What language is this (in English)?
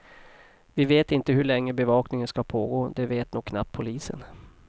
Swedish